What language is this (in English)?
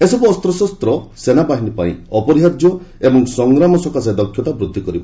Odia